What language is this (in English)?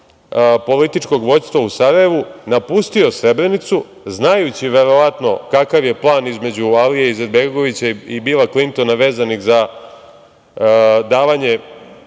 Serbian